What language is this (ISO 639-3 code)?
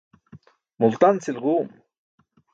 bsk